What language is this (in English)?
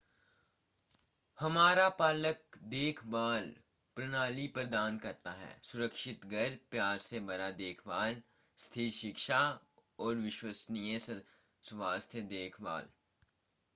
Hindi